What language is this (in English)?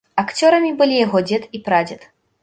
Belarusian